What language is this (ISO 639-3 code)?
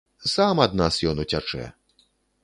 bel